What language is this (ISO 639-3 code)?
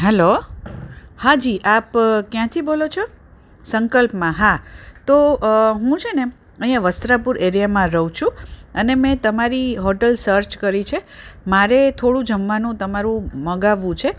guj